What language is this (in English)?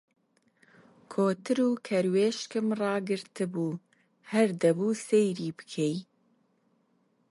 Central Kurdish